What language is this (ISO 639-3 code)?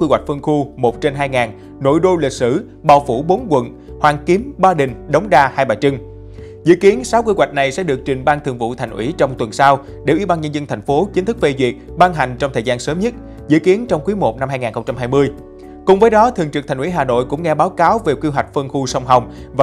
vie